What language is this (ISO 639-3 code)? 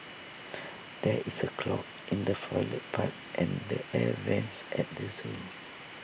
eng